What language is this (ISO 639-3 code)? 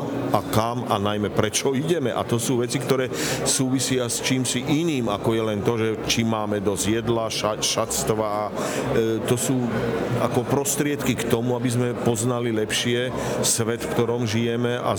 slk